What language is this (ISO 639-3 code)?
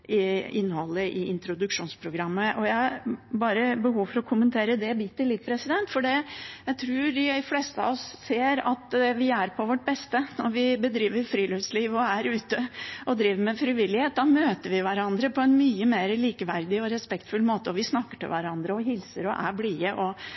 nob